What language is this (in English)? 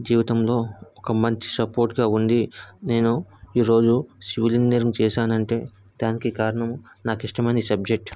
Telugu